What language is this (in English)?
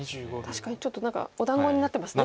Japanese